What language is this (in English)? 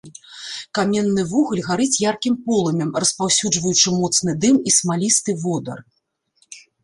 Belarusian